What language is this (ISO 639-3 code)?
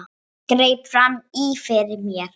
isl